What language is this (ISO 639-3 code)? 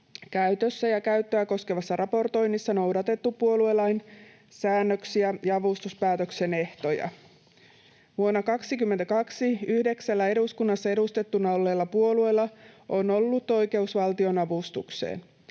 fin